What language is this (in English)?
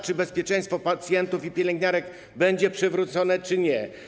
Polish